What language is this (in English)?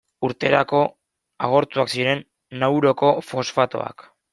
Basque